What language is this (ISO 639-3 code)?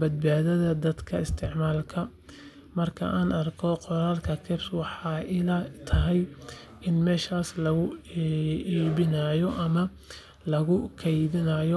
som